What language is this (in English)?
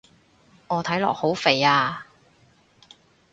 Cantonese